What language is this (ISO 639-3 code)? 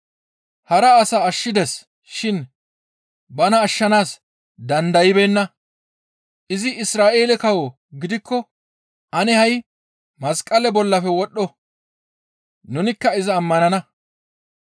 gmv